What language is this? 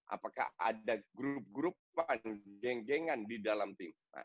Indonesian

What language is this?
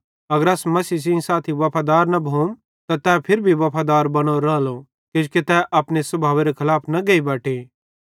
Bhadrawahi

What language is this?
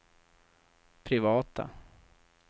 Swedish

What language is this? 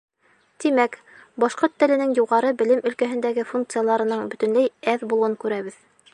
Bashkir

